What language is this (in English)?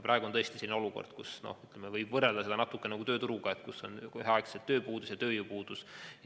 Estonian